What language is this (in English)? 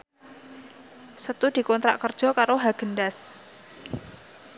Javanese